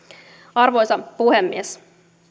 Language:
Finnish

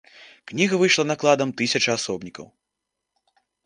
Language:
Belarusian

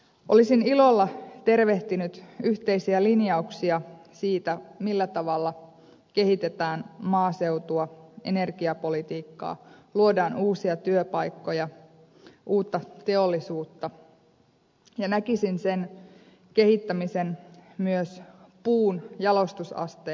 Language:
Finnish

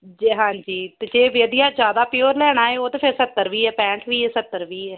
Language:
Punjabi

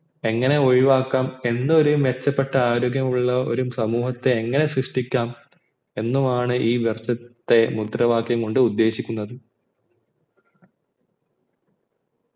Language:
Malayalam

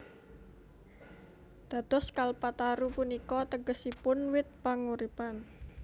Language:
Javanese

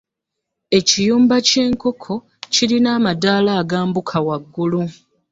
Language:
Ganda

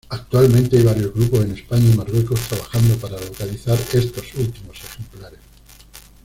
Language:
Spanish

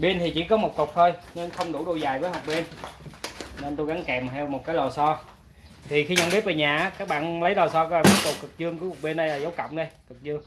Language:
Vietnamese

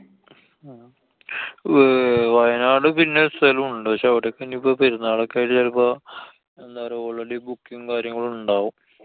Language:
Malayalam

